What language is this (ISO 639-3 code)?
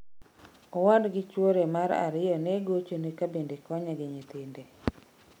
luo